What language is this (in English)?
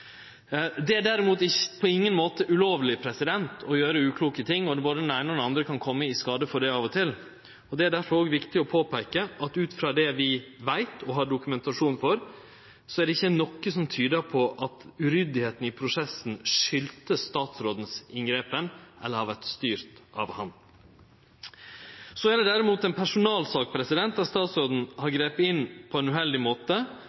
Norwegian Nynorsk